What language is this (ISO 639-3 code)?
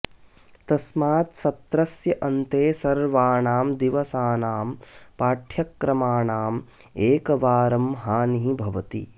san